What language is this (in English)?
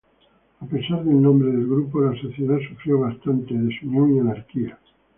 Spanish